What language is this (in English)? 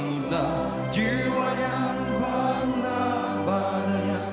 Indonesian